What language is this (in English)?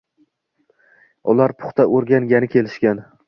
Uzbek